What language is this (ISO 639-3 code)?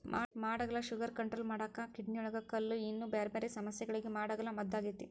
kan